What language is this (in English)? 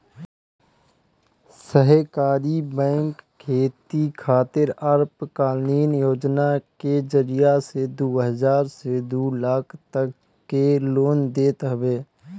Bhojpuri